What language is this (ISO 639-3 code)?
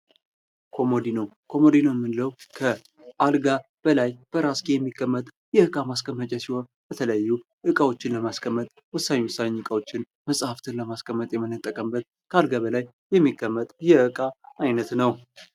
amh